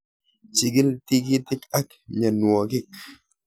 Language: Kalenjin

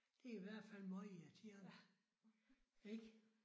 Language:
Danish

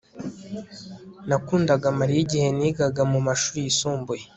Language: Kinyarwanda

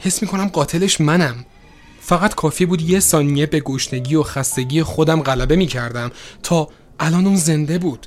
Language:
Persian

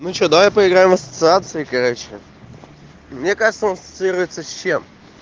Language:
Russian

